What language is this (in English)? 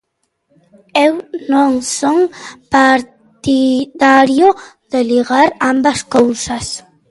Galician